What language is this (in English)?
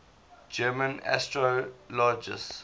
English